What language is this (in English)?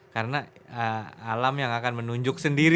Indonesian